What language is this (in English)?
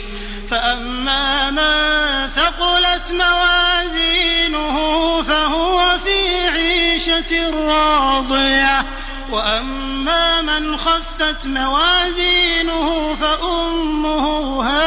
Arabic